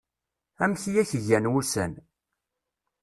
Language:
Kabyle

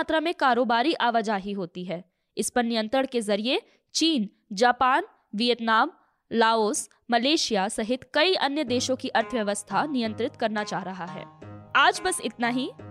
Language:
Hindi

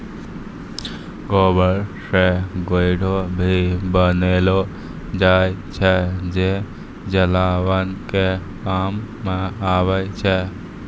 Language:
Maithili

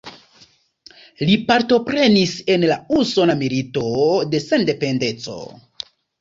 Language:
Esperanto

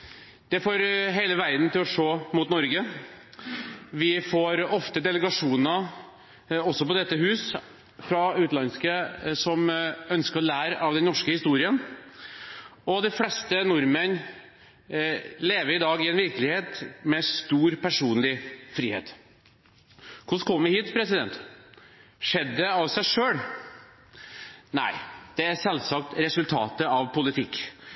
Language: Norwegian Bokmål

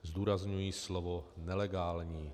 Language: Czech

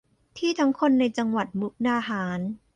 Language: Thai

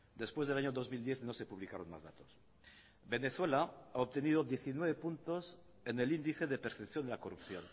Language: Spanish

